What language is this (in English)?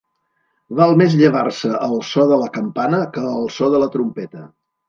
Catalan